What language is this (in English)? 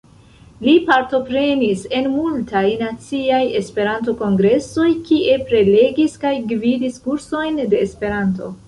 Esperanto